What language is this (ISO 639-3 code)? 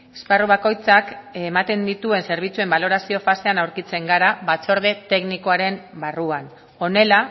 eus